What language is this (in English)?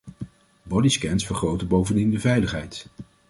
Dutch